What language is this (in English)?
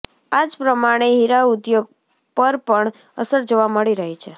Gujarati